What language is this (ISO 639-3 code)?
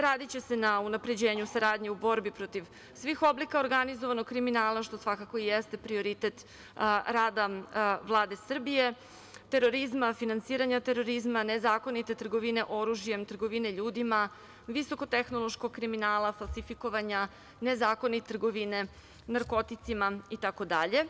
srp